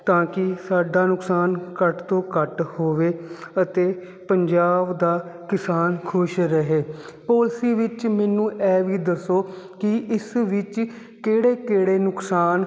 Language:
Punjabi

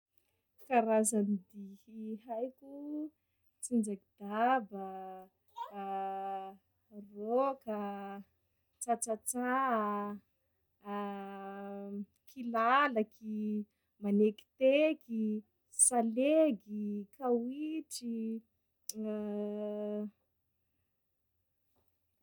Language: Sakalava Malagasy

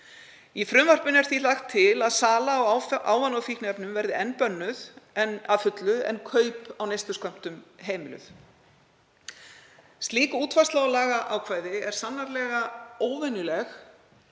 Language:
Icelandic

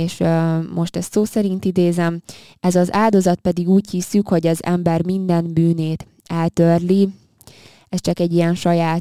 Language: Hungarian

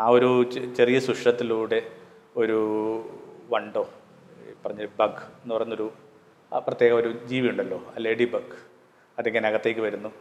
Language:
Malayalam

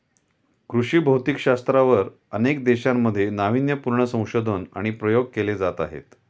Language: Marathi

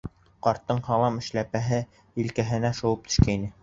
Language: Bashkir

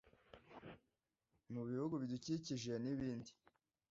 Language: Kinyarwanda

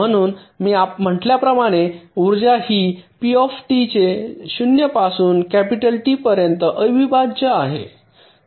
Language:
Marathi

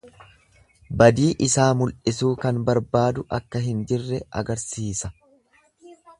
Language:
Oromo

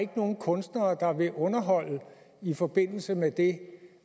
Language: Danish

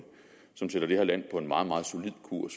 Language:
Danish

